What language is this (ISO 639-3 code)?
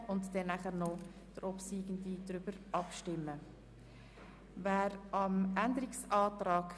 gsw